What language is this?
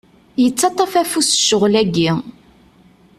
Kabyle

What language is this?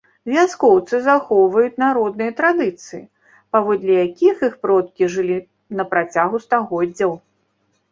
Belarusian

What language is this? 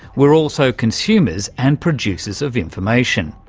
English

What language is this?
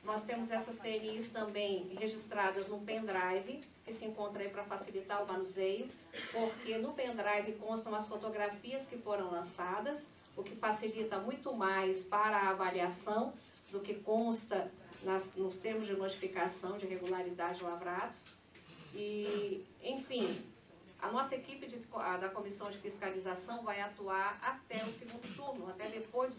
Portuguese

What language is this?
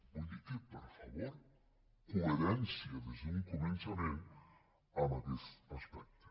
Catalan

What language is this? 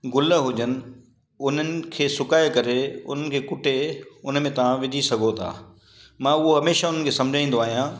Sindhi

